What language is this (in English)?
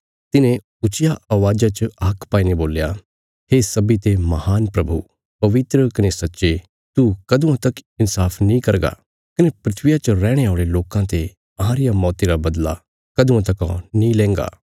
Bilaspuri